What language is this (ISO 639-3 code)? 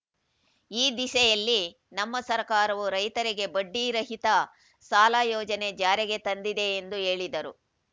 kan